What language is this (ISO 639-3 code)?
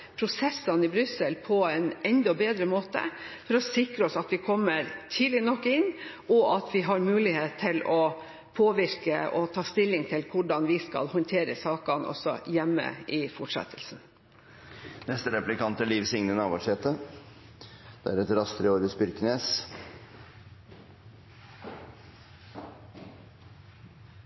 nor